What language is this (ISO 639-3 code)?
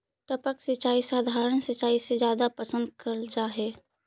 mag